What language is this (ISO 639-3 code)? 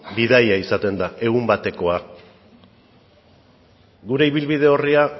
eus